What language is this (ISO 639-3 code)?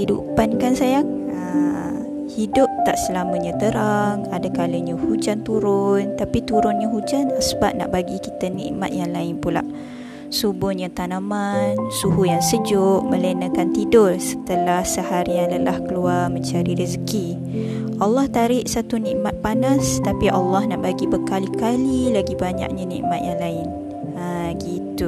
msa